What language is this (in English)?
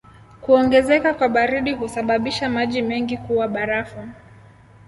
Swahili